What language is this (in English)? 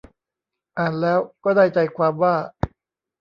Thai